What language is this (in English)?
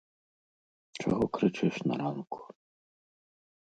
Belarusian